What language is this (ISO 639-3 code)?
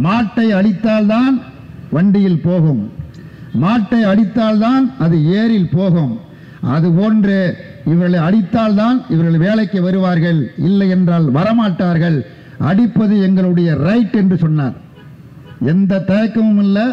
ind